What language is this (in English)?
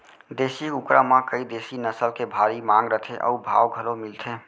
Chhattisgarhi